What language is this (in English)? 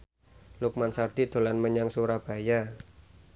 Javanese